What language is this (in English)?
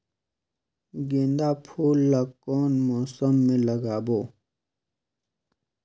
Chhattisgarhi